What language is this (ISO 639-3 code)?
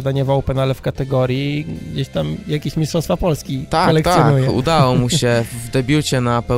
pol